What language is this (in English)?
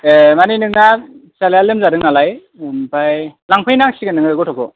Bodo